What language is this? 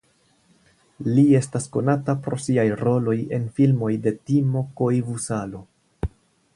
Esperanto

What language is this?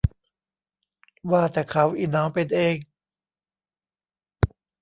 Thai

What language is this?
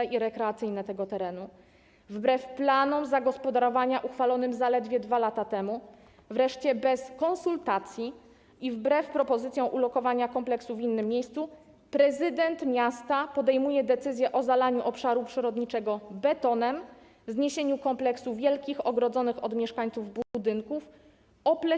Polish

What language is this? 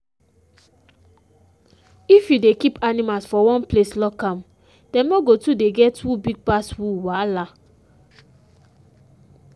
Nigerian Pidgin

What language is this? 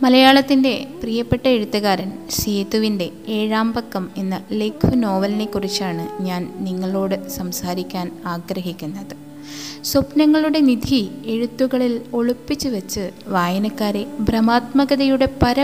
Malayalam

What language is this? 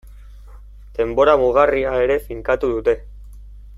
Basque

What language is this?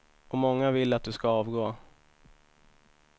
Swedish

